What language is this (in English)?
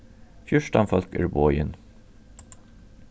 Faroese